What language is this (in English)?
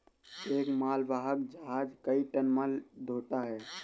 Hindi